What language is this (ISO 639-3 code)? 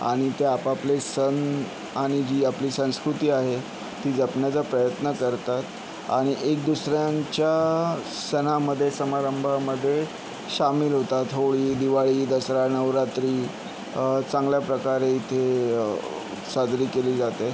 mar